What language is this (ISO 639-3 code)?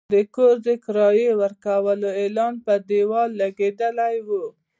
pus